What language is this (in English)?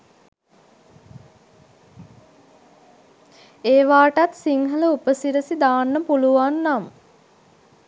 Sinhala